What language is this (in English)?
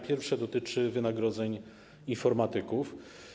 Polish